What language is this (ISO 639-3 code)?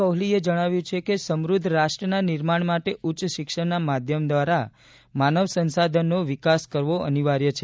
guj